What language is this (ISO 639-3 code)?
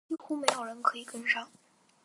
zho